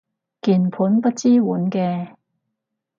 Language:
Cantonese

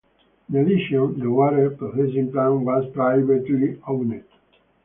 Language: English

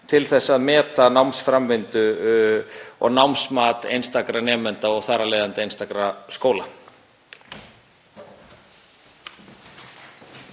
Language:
Icelandic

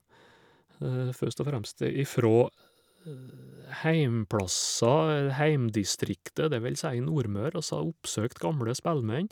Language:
Norwegian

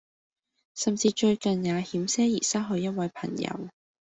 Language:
Cantonese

